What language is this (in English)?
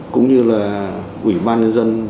Vietnamese